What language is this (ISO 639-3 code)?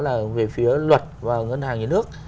vie